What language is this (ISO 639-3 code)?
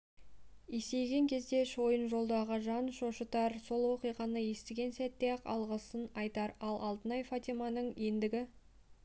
kaz